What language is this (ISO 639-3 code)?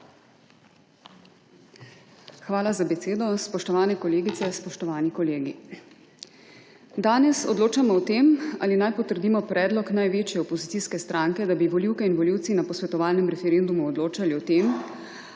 slv